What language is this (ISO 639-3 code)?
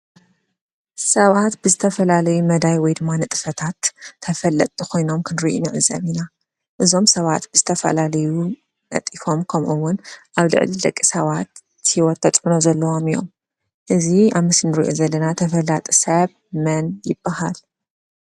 tir